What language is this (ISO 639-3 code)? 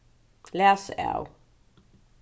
fao